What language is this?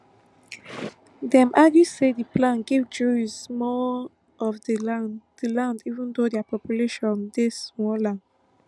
Nigerian Pidgin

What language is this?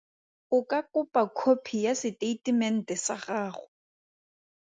Tswana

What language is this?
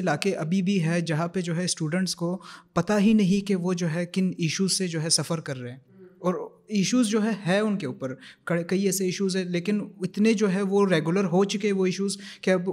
Urdu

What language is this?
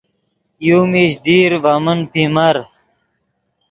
Yidgha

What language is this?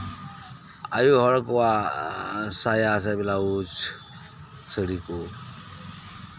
Santali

